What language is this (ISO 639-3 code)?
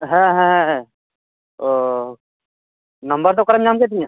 sat